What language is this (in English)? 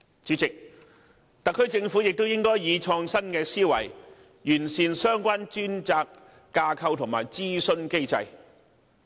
Cantonese